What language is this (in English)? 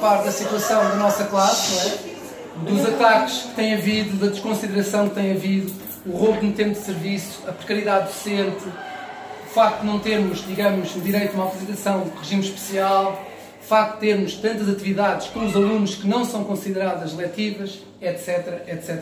Portuguese